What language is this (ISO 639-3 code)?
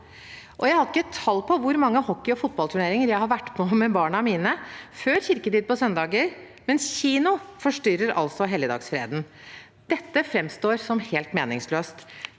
nor